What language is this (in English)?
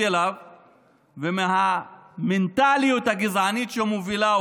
Hebrew